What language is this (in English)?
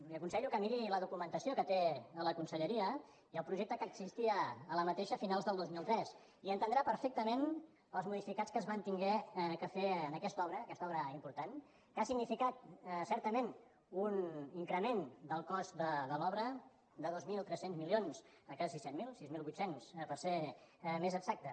Catalan